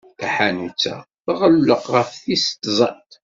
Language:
Kabyle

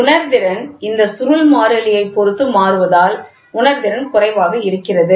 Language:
Tamil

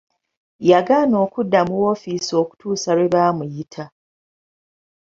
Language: Ganda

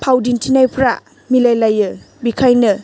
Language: Bodo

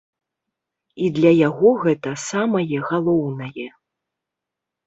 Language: Belarusian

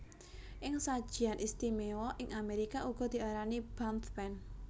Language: Javanese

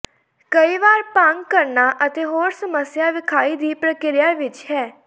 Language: Punjabi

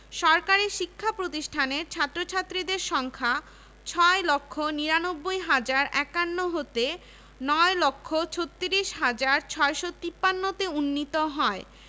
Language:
Bangla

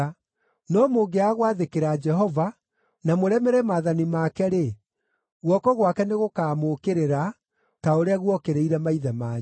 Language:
Kikuyu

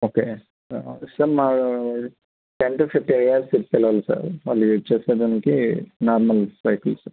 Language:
Telugu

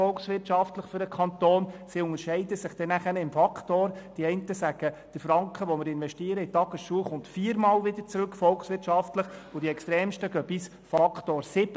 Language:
Swiss German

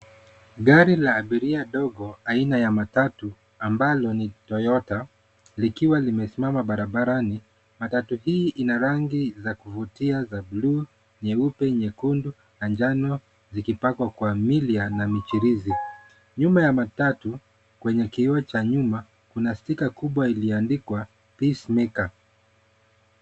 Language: Swahili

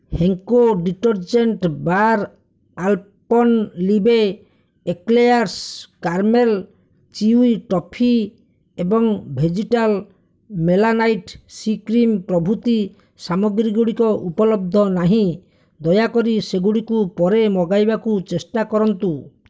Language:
Odia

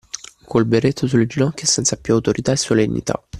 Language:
Italian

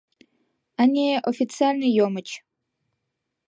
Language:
Mari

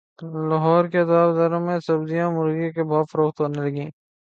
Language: Urdu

